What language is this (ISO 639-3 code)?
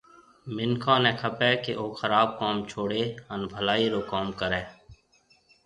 mve